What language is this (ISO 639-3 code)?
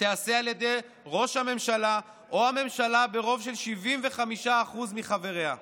heb